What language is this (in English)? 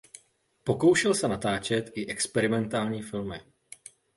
Czech